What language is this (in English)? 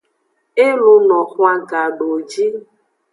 Aja (Benin)